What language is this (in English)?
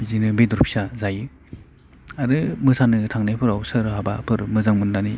Bodo